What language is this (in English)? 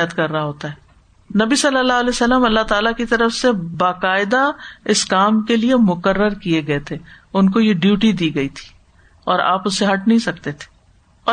Urdu